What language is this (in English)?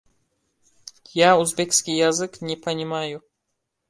Uzbek